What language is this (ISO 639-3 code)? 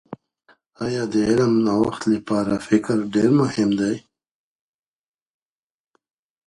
pus